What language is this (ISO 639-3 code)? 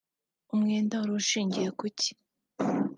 kin